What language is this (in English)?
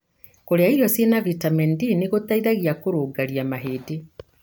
Kikuyu